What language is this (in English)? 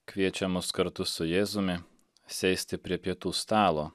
Lithuanian